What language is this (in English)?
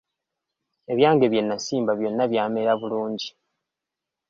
Ganda